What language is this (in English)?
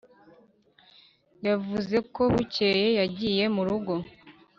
Kinyarwanda